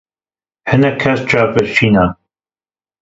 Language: Kurdish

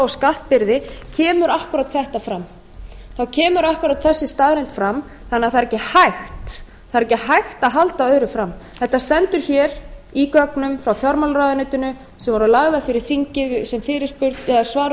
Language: Icelandic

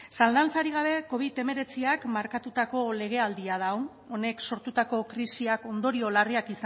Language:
Basque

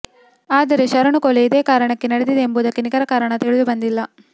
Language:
Kannada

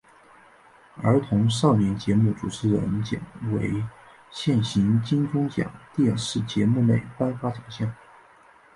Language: Chinese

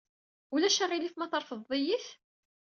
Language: Kabyle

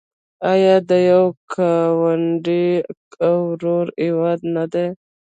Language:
Pashto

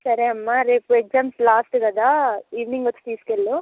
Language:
Telugu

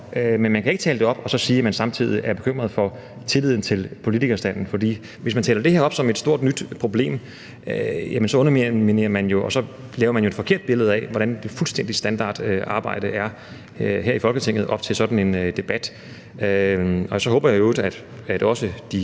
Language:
Danish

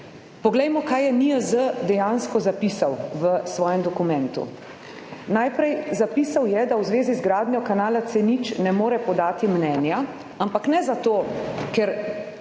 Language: Slovenian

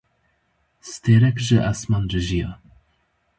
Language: Kurdish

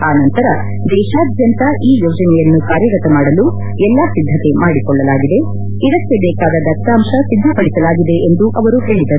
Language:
Kannada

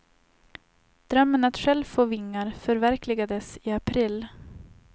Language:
Swedish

